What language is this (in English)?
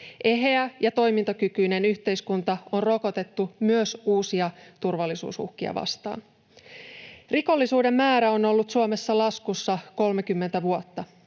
Finnish